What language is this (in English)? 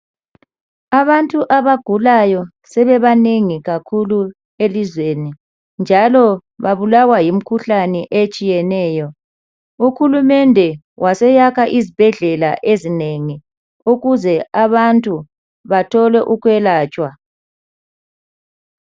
North Ndebele